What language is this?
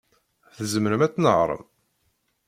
Kabyle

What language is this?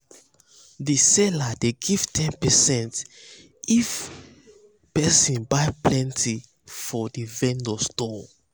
Nigerian Pidgin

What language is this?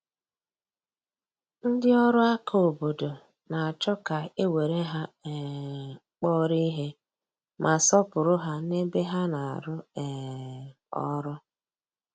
Igbo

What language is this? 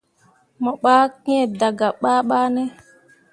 Mundang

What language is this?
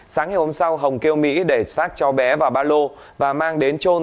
Vietnamese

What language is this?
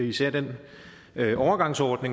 Danish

